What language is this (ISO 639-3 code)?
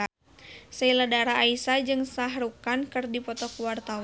sun